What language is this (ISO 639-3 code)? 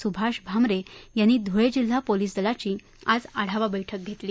mar